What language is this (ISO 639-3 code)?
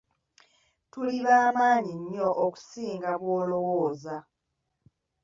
lug